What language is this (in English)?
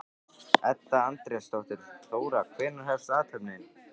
Icelandic